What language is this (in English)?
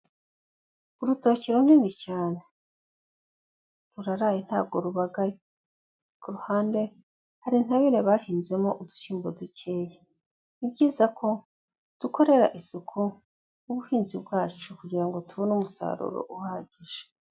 Kinyarwanda